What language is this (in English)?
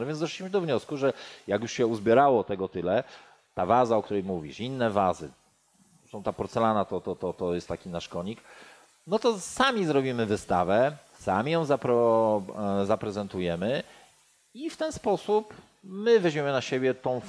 Polish